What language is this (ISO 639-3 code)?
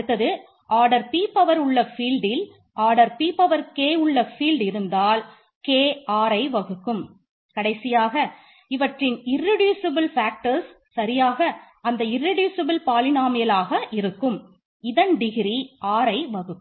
tam